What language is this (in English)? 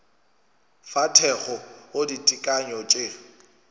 Northern Sotho